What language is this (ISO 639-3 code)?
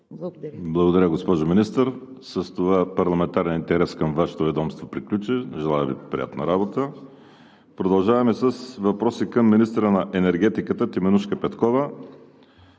bul